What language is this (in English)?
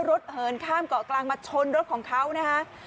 Thai